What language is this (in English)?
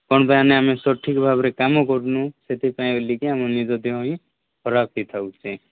Odia